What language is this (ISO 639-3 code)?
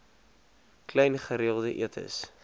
afr